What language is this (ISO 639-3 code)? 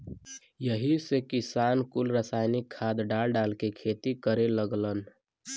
bho